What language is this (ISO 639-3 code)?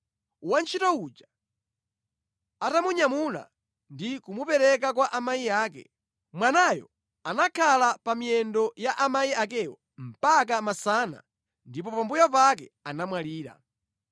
nya